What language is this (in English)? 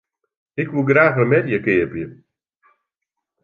Western Frisian